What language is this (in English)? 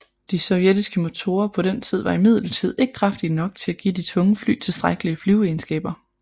Danish